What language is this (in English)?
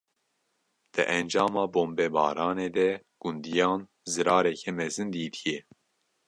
Kurdish